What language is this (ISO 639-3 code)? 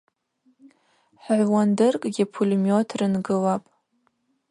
abq